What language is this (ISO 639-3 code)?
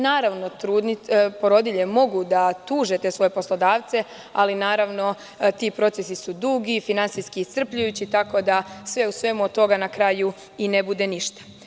srp